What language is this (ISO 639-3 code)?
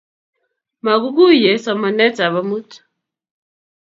kln